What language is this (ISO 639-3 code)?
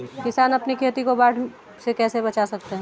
hin